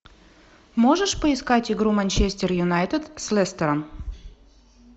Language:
Russian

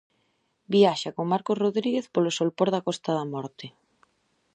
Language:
Galician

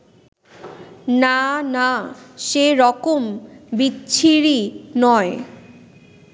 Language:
Bangla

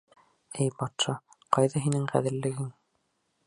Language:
Bashkir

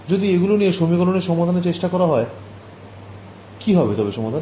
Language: Bangla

